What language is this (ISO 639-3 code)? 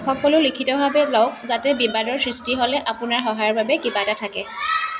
asm